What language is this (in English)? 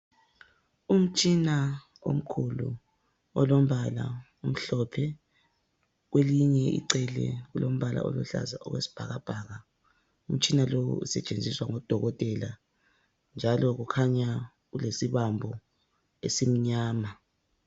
North Ndebele